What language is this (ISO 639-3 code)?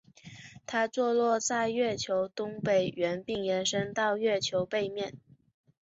zho